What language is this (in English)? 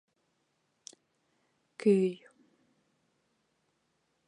Bashkir